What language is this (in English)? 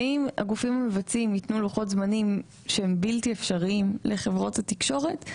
Hebrew